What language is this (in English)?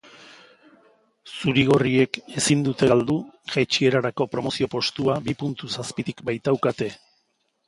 Basque